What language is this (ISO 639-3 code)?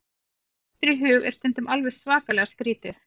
isl